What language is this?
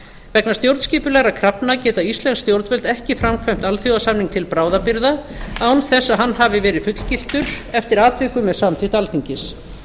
Icelandic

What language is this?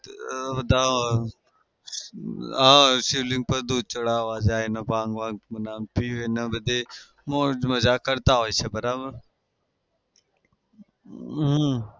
Gujarati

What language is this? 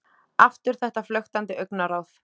Icelandic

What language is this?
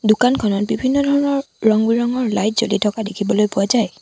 Assamese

